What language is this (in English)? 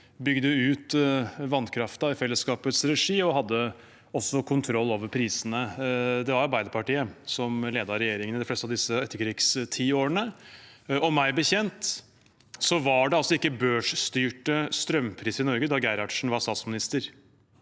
Norwegian